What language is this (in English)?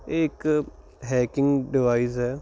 Punjabi